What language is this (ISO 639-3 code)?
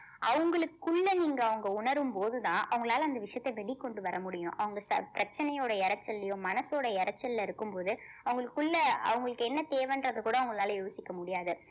tam